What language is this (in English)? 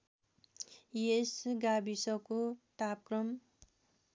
Nepali